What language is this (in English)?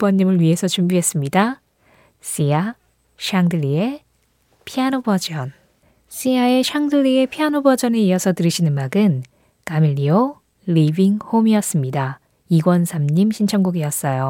Korean